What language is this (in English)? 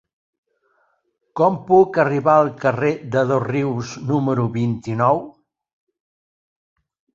Catalan